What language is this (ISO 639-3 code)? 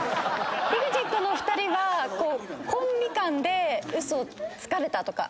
jpn